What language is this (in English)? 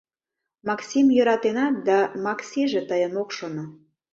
Mari